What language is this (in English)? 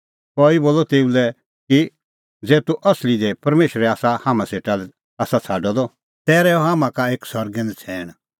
Kullu Pahari